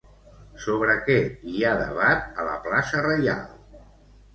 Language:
Catalan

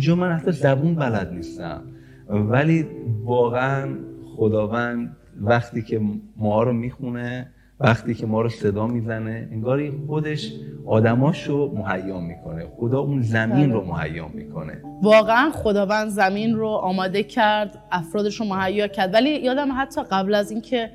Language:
Persian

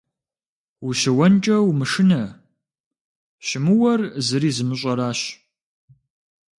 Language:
Kabardian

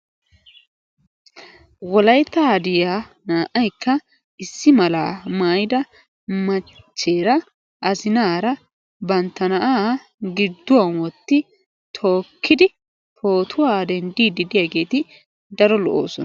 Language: Wolaytta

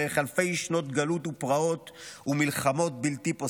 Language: Hebrew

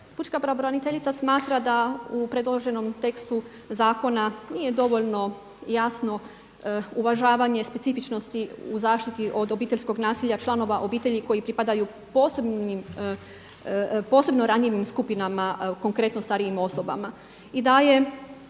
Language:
Croatian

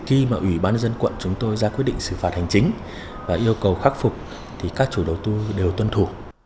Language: Vietnamese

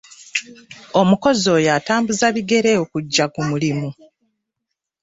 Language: Ganda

